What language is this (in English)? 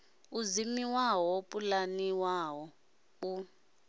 Venda